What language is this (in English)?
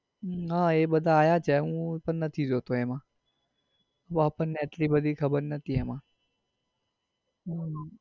Gujarati